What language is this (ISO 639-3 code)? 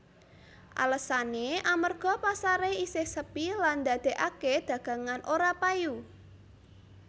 jav